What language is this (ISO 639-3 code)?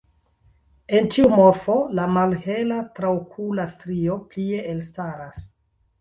epo